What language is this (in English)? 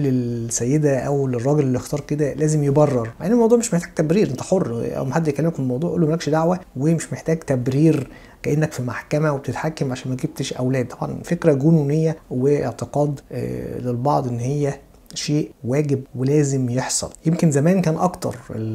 Arabic